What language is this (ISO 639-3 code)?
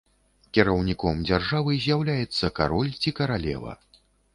bel